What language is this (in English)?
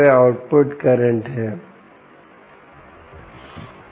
Hindi